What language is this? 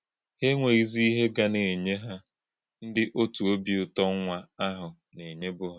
Igbo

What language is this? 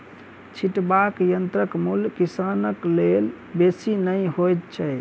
Maithili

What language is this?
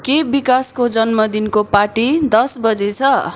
Nepali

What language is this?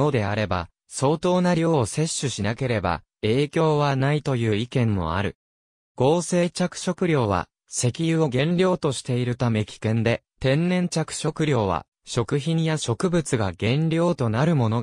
Japanese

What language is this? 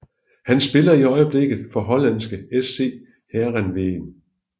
Danish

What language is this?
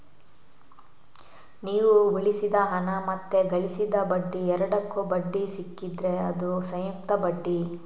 Kannada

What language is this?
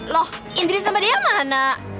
Indonesian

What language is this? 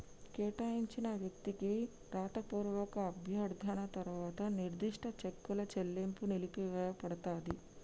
Telugu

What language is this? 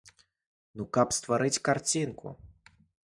Belarusian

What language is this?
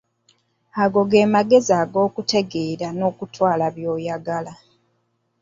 Ganda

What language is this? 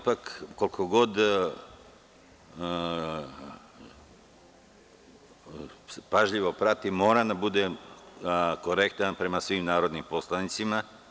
Serbian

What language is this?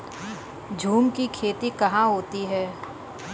Hindi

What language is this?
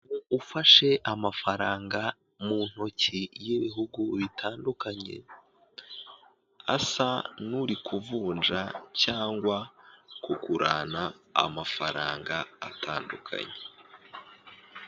Kinyarwanda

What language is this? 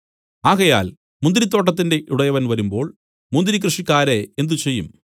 Malayalam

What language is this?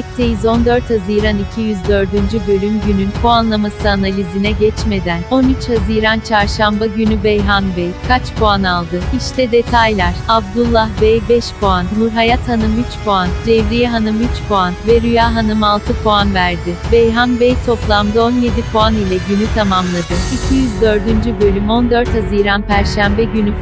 Turkish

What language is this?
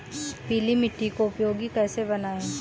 Hindi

